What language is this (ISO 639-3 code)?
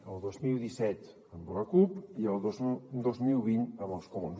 cat